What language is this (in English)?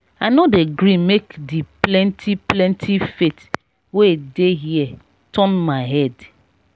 Nigerian Pidgin